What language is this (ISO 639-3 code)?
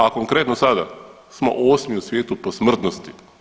hrv